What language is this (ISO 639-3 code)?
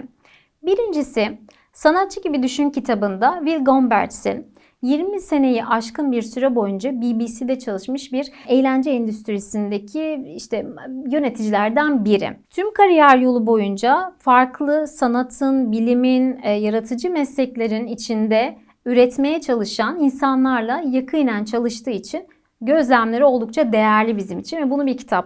tur